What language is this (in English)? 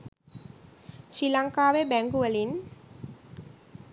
Sinhala